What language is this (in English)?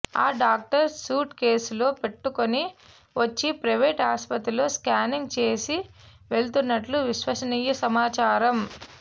Telugu